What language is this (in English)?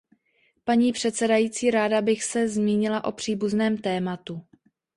Czech